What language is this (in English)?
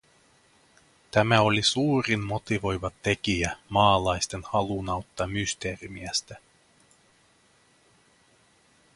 Finnish